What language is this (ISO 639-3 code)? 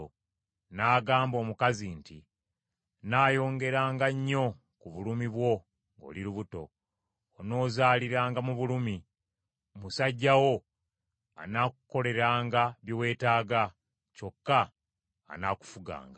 lug